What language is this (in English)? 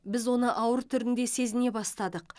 Kazakh